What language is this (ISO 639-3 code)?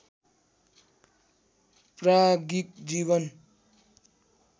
nep